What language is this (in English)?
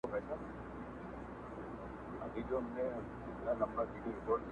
Pashto